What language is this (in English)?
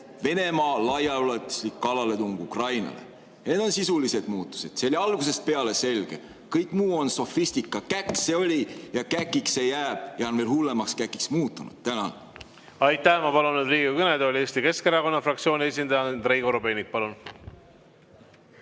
Estonian